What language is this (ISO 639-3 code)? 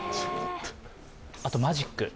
jpn